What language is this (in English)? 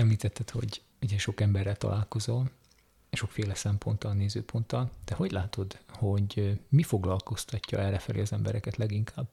Hungarian